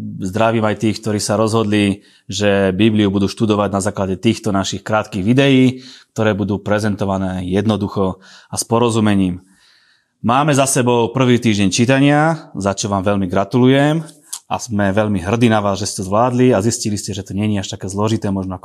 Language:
Slovak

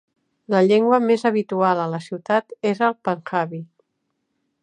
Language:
Catalan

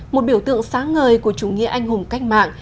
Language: Vietnamese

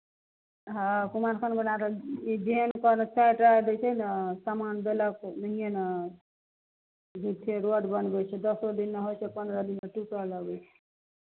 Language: Maithili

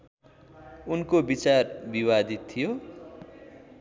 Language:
Nepali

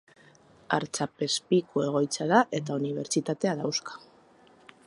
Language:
Basque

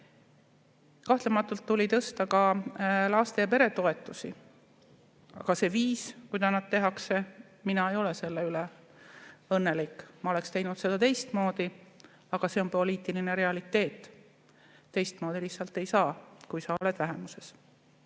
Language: Estonian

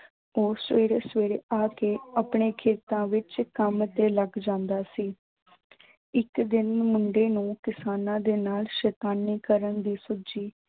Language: Punjabi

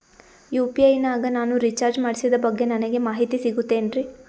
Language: Kannada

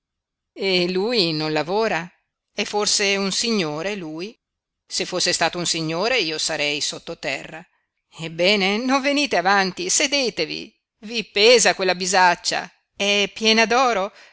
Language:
Italian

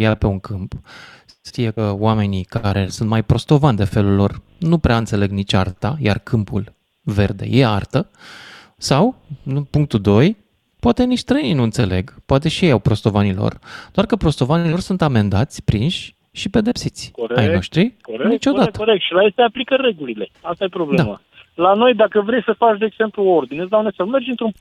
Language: Romanian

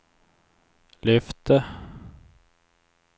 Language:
Swedish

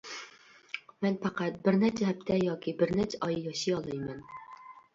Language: Uyghur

